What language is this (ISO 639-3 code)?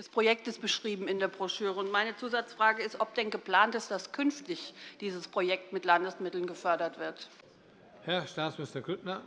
deu